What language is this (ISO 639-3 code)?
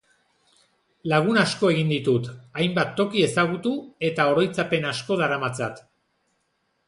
eus